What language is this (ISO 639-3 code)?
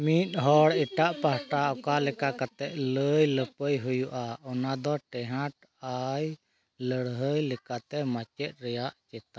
sat